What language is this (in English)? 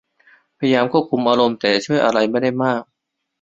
Thai